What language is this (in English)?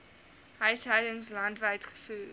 Afrikaans